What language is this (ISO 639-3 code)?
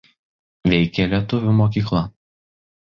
lit